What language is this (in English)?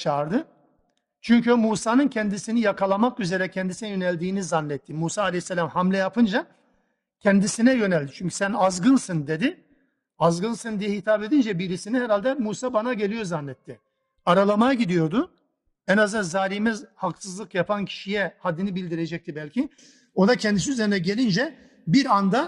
Turkish